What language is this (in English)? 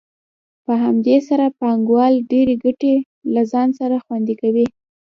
Pashto